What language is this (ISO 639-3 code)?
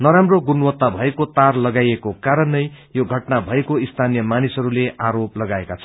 nep